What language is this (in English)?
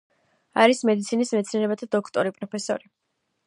Georgian